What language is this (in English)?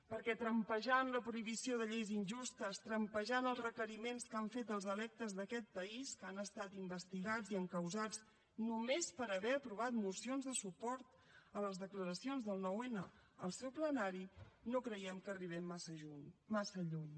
Catalan